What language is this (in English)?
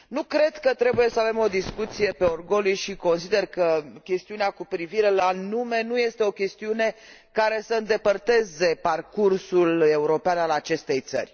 Romanian